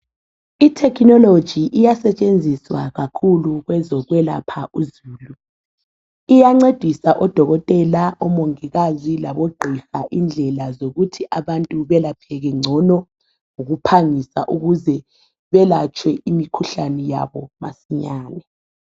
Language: North Ndebele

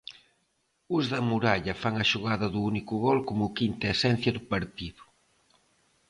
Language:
Galician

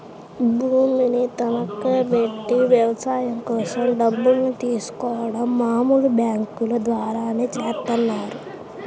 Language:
Telugu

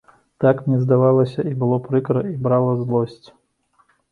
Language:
Belarusian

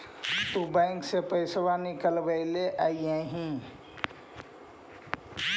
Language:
Magahi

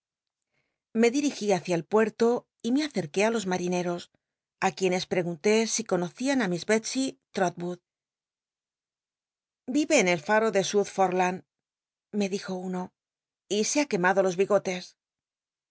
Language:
Spanish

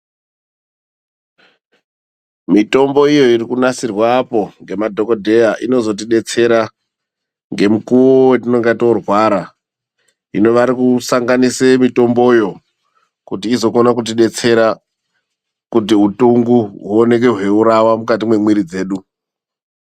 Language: Ndau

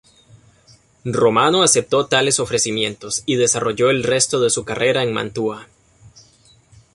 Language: Spanish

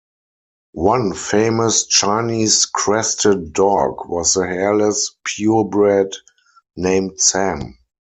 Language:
English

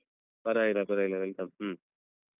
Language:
Kannada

